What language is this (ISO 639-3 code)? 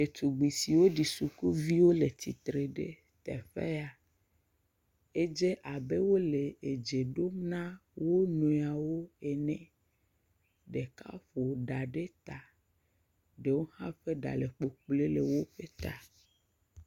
ewe